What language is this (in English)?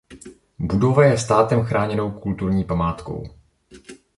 Czech